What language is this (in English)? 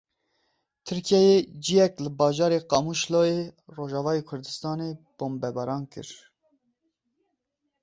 Kurdish